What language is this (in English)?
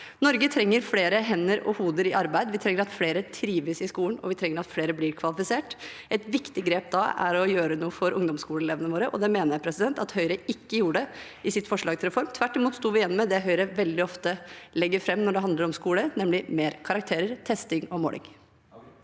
Norwegian